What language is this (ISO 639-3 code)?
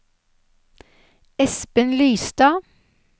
nor